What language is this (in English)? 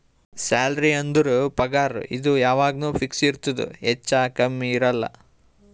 Kannada